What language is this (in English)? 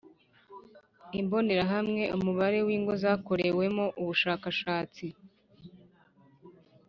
Kinyarwanda